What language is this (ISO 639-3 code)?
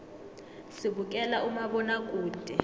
nbl